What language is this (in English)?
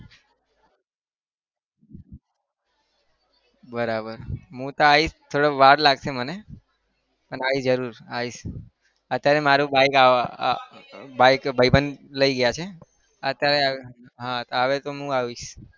Gujarati